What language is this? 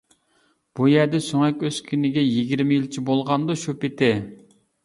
Uyghur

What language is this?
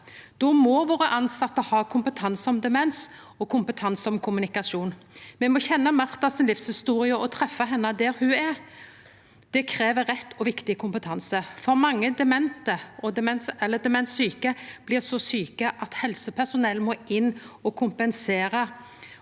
Norwegian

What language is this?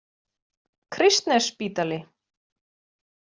Icelandic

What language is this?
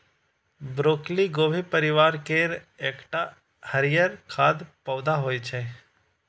Maithili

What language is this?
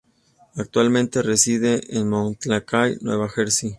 Spanish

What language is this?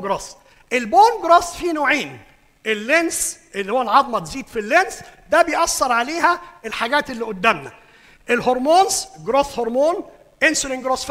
Arabic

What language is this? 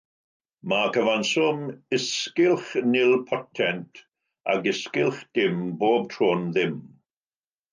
Welsh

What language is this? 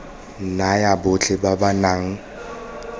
Tswana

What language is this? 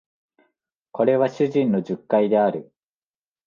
Japanese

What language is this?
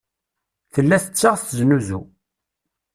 Kabyle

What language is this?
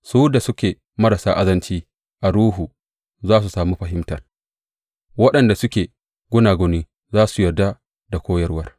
Hausa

